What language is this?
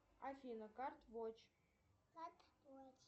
Russian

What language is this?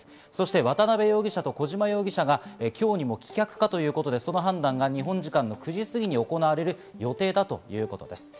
Japanese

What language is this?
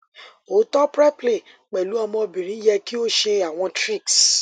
Yoruba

